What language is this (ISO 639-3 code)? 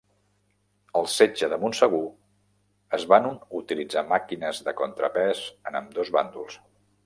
cat